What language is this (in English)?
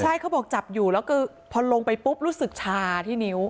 Thai